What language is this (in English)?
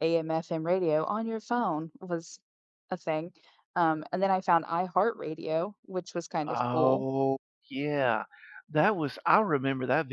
English